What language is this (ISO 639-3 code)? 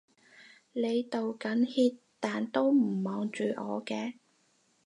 yue